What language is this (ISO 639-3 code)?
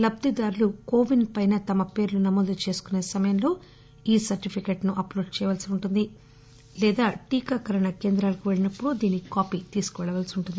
tel